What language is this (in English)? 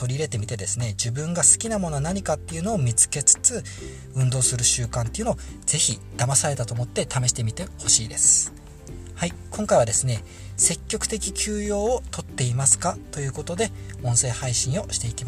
Japanese